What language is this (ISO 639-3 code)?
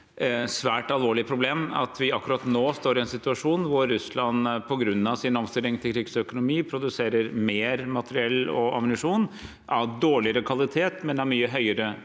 nor